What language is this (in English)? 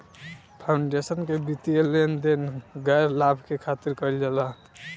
Bhojpuri